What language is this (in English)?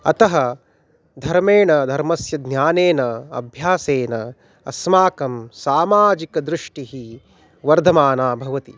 Sanskrit